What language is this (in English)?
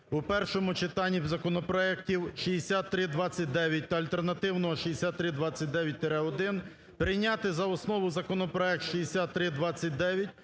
Ukrainian